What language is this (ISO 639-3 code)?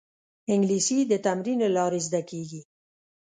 pus